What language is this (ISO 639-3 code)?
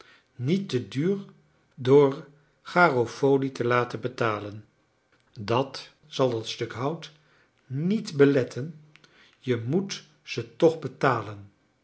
nld